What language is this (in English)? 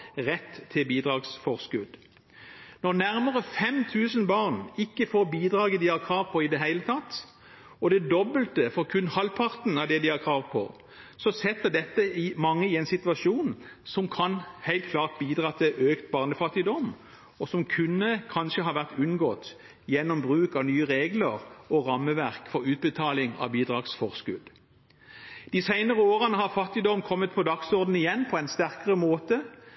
Norwegian Bokmål